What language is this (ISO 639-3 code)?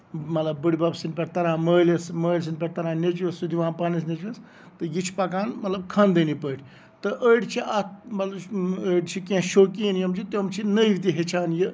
kas